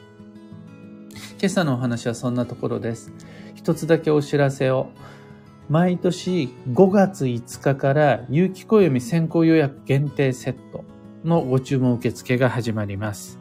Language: Japanese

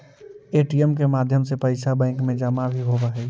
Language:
Magahi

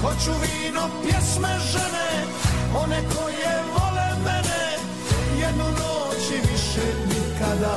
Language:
Croatian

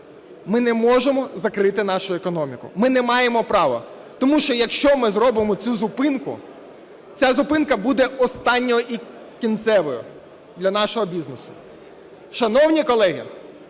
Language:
Ukrainian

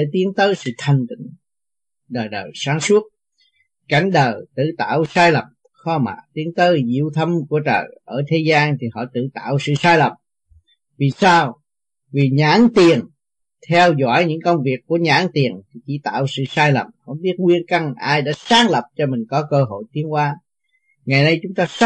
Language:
Vietnamese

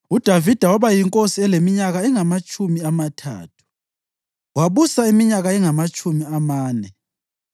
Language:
North Ndebele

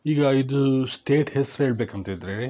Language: Kannada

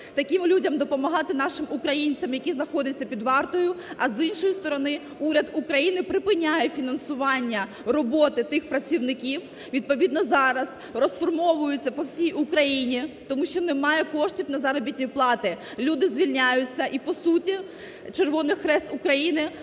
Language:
Ukrainian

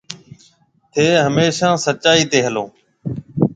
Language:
Marwari (Pakistan)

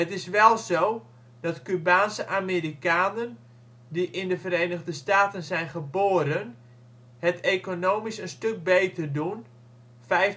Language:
Dutch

